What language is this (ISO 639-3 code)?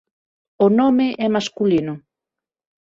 glg